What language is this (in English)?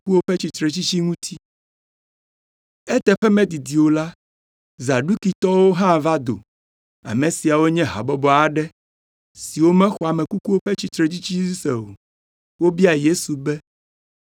Ewe